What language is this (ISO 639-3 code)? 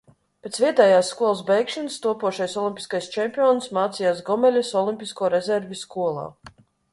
lav